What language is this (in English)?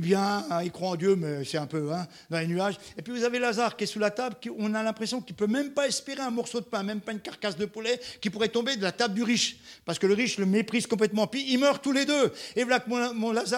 French